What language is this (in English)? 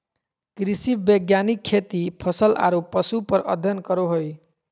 Magahi